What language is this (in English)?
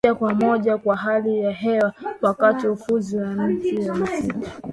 Swahili